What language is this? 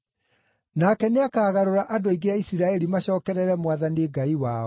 Kikuyu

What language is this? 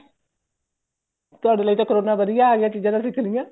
Punjabi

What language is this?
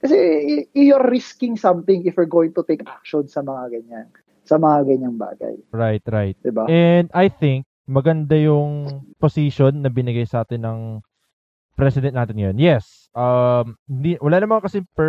Filipino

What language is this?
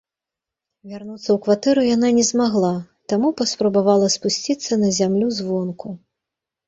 Belarusian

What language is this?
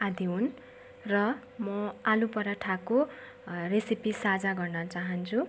Nepali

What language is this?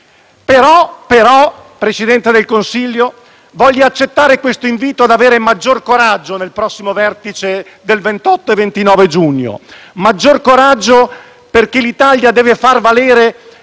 Italian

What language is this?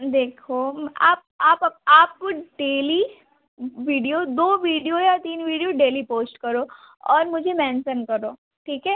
Hindi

